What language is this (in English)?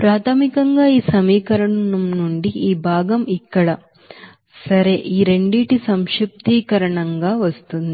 Telugu